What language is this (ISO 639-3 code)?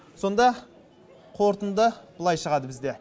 kaz